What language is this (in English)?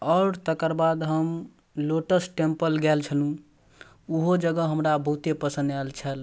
Maithili